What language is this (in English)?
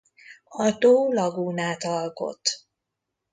Hungarian